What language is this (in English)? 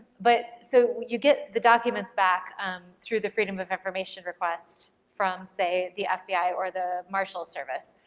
English